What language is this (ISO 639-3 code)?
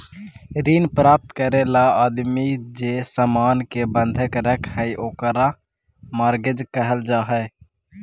mag